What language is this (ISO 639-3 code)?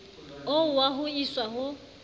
sot